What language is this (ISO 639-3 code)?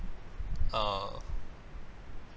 eng